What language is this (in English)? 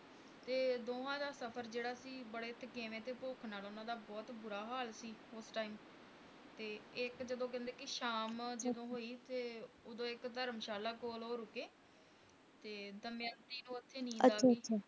Punjabi